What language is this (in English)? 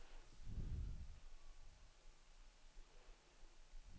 Danish